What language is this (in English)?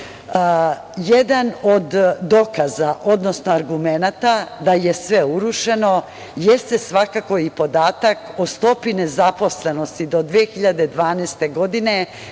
Serbian